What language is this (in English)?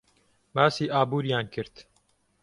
Central Kurdish